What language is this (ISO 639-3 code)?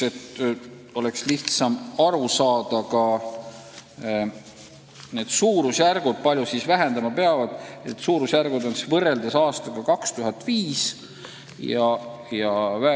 est